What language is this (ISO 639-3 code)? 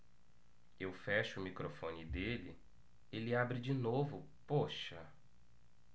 por